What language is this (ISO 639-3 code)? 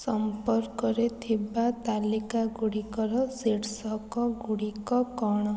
ori